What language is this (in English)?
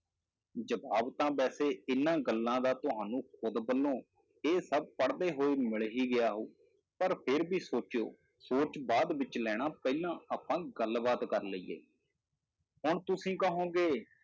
Punjabi